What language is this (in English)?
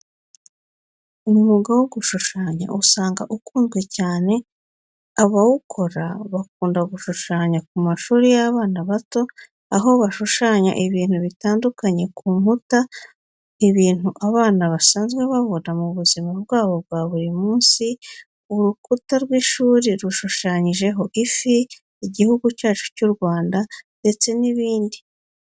Kinyarwanda